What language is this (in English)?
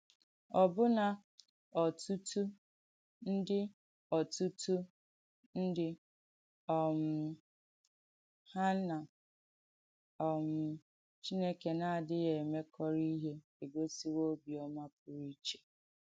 Igbo